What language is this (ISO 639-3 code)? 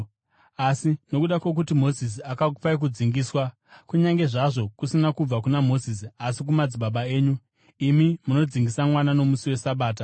sna